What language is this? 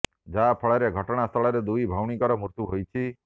Odia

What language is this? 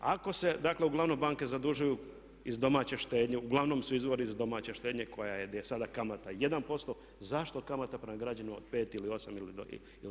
Croatian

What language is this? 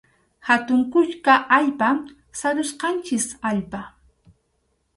Arequipa-La Unión Quechua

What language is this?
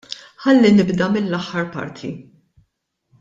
Maltese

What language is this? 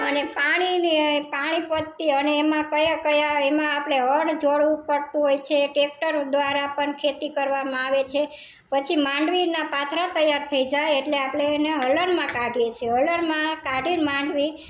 Gujarati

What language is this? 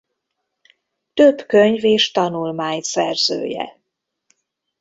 Hungarian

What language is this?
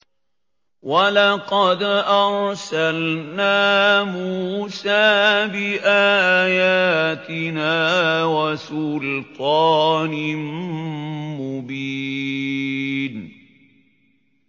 Arabic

